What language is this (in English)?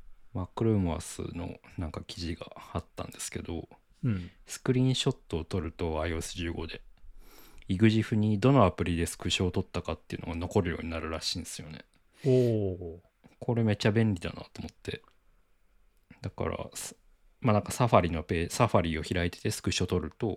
Japanese